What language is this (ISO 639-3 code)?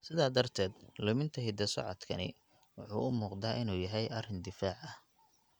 som